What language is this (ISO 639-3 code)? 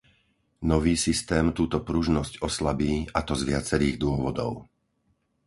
slk